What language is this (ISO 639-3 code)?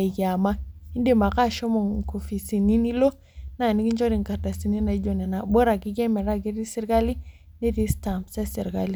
mas